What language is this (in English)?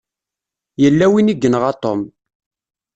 Kabyle